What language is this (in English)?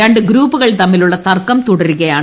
Malayalam